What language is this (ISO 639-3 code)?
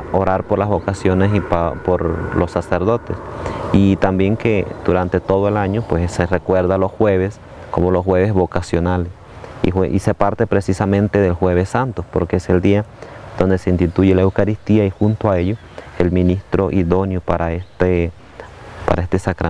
spa